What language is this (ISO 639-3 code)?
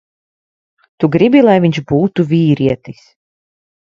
lav